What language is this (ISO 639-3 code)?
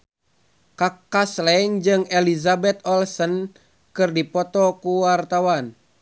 sun